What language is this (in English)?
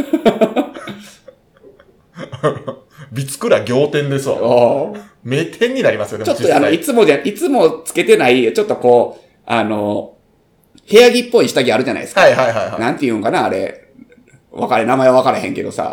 Japanese